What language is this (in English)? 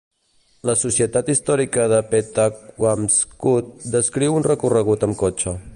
Catalan